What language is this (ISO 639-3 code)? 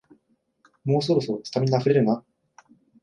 jpn